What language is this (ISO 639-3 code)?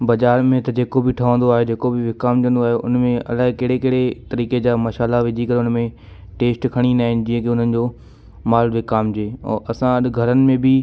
snd